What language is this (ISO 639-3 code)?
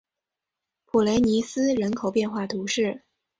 zho